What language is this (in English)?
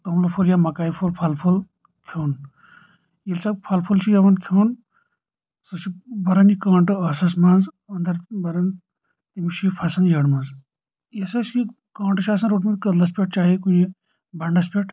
Kashmiri